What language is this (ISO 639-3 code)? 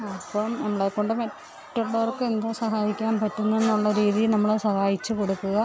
mal